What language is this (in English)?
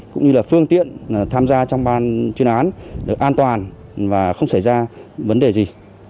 Vietnamese